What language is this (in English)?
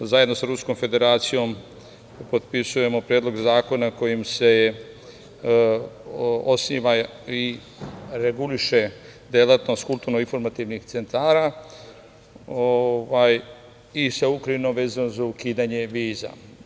Serbian